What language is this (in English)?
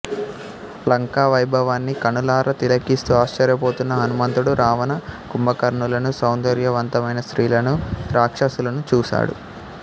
Telugu